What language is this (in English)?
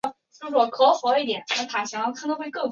Chinese